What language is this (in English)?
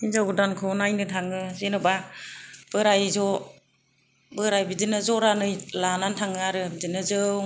Bodo